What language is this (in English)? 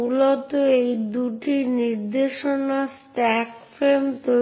Bangla